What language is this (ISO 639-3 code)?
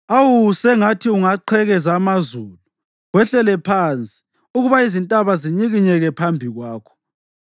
nde